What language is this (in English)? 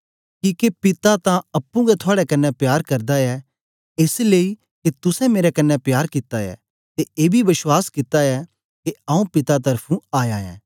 Dogri